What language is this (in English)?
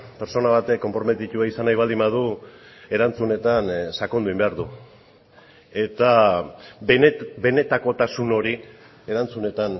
Basque